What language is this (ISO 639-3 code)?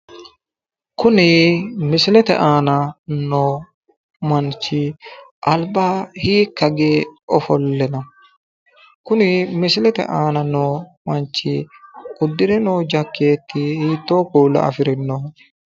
sid